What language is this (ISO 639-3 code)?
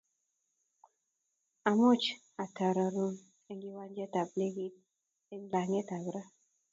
kln